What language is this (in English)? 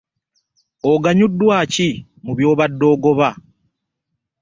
Ganda